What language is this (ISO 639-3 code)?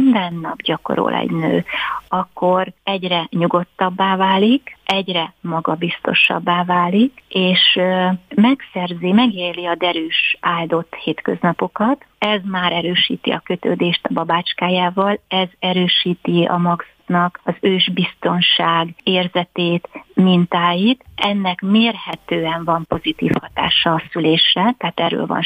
hun